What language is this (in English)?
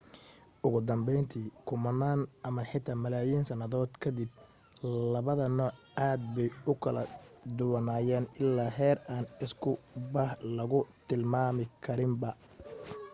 Somali